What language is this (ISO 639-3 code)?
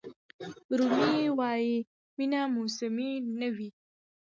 pus